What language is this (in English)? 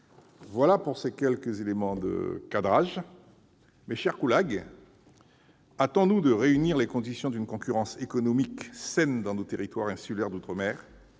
French